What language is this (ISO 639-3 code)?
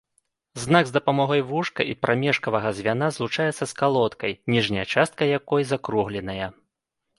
bel